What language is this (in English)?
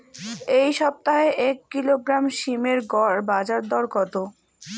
Bangla